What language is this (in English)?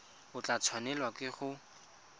Tswana